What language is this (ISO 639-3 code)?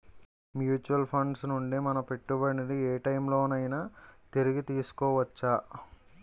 tel